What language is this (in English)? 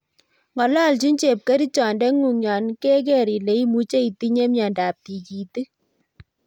Kalenjin